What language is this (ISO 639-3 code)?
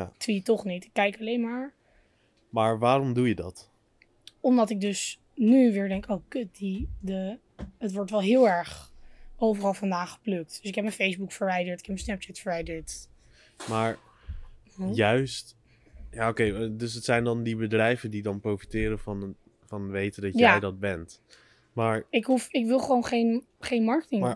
nld